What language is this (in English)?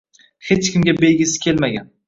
Uzbek